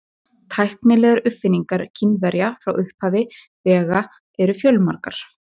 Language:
Icelandic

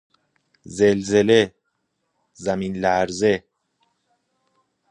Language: Persian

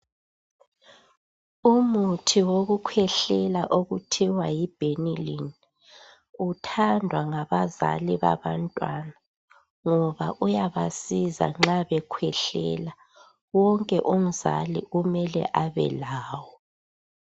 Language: North Ndebele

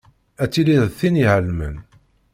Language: Kabyle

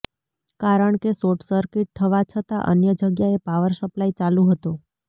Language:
Gujarati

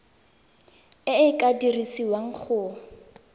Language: Tswana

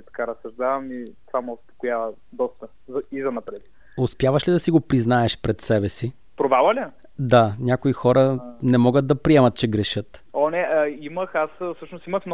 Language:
Bulgarian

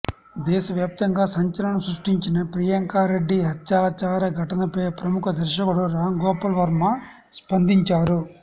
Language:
Telugu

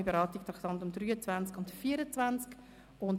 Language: Swiss German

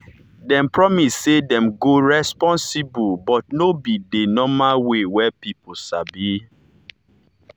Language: Nigerian Pidgin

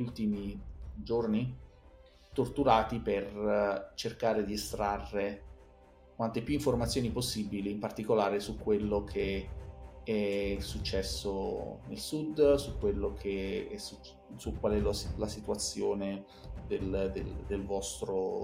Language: Italian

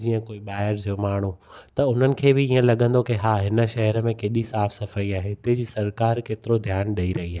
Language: Sindhi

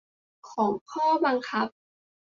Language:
Thai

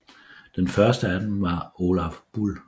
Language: Danish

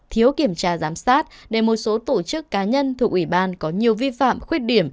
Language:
Vietnamese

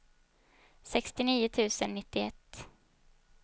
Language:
Swedish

